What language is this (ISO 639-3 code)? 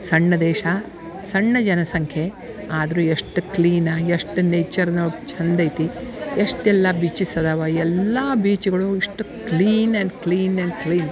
kan